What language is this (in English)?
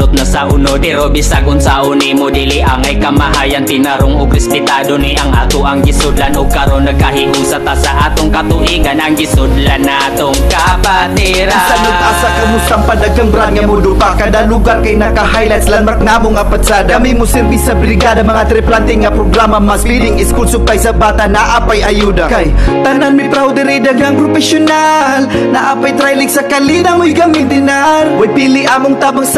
Indonesian